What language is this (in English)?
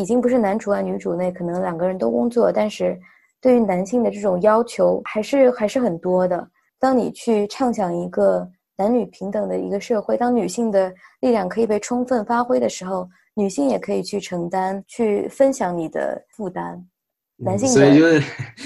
Chinese